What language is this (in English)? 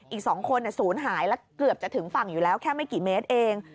Thai